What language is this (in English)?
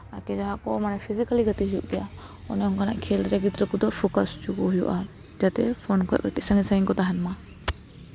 Santali